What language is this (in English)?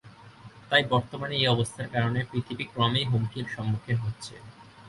Bangla